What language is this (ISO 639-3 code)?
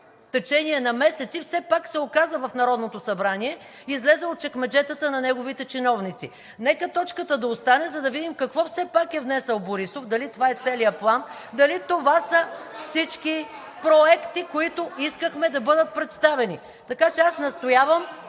bul